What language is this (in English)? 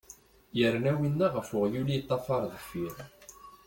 Kabyle